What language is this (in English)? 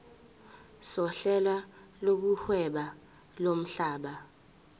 Zulu